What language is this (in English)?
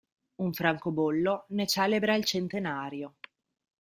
Italian